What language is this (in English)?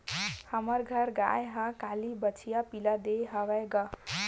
Chhattisgarhi